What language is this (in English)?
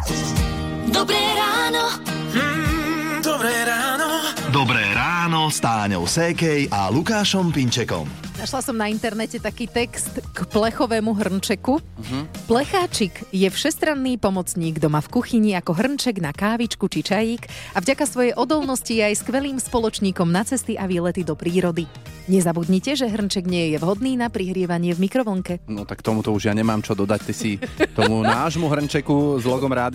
Slovak